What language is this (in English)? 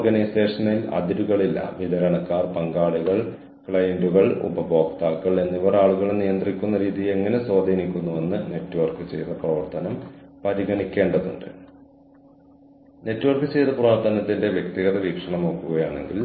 Malayalam